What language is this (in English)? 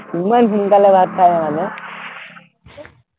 Assamese